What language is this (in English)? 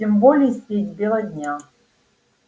Russian